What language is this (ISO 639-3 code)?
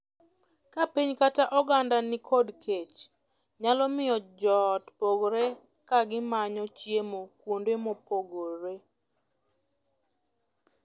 luo